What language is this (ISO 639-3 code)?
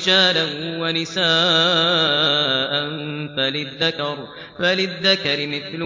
ara